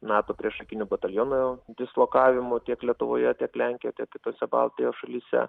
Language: Lithuanian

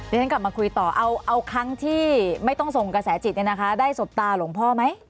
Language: Thai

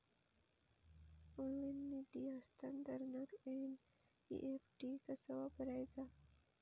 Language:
Marathi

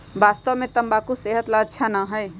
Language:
Magahi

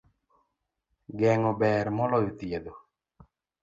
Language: Luo (Kenya and Tanzania)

